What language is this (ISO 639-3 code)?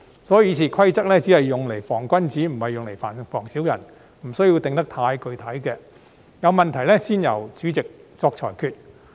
yue